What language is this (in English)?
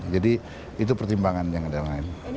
Indonesian